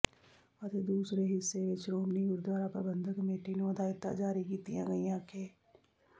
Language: Punjabi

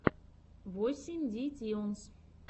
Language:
Russian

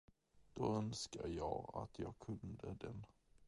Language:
Swedish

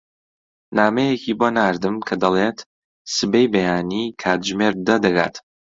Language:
Central Kurdish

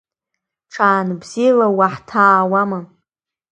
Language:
Abkhazian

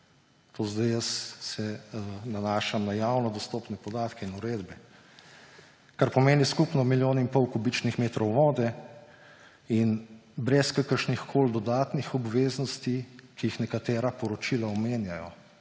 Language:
Slovenian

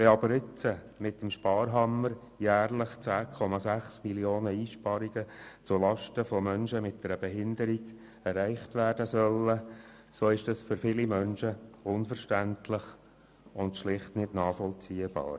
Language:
Swiss German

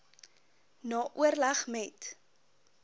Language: Afrikaans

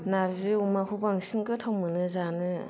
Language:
Bodo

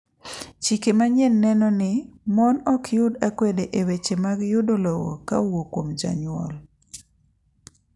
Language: Luo (Kenya and Tanzania)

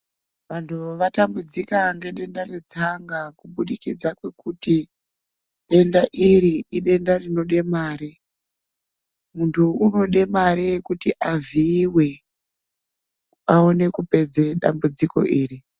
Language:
Ndau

